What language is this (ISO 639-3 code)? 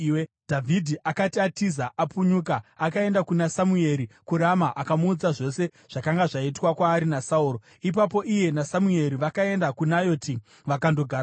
sna